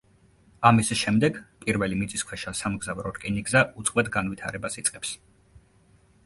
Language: Georgian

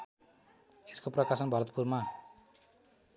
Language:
Nepali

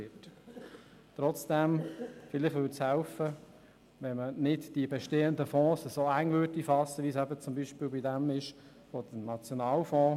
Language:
Swiss German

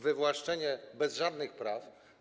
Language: Polish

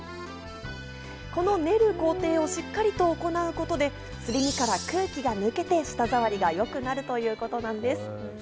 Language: Japanese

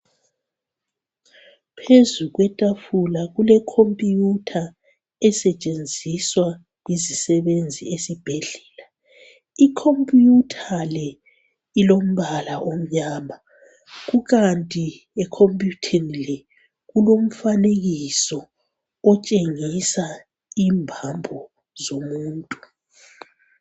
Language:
North Ndebele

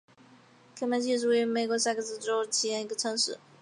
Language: Chinese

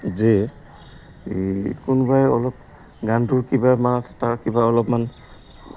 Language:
Assamese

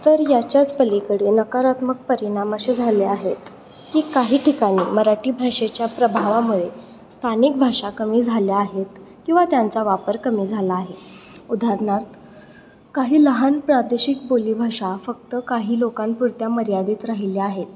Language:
Marathi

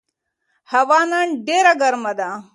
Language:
Pashto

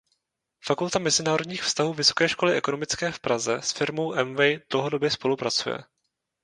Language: Czech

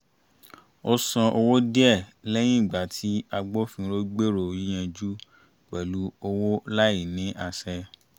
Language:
Yoruba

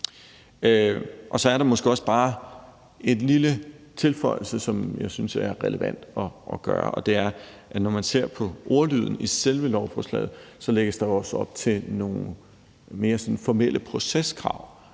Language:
Danish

